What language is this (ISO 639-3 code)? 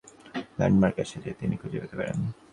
ben